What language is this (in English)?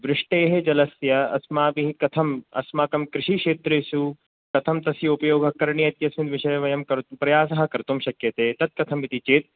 Sanskrit